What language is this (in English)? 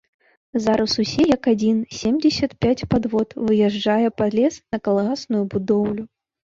Belarusian